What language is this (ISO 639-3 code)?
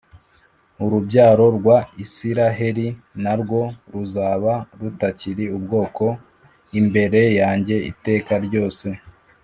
kin